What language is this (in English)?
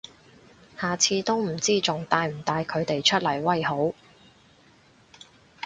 Cantonese